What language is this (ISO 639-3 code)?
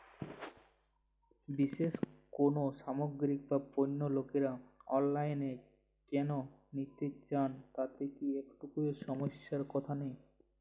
ben